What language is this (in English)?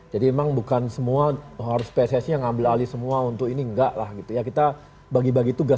Indonesian